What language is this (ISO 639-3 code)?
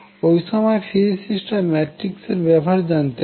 ben